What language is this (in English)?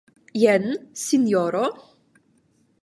Esperanto